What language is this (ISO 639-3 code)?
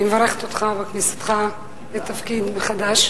heb